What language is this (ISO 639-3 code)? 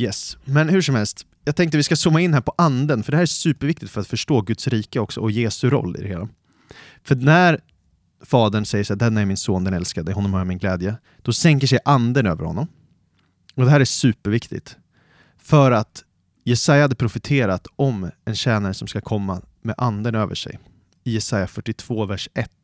swe